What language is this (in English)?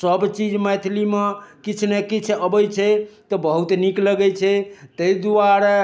Maithili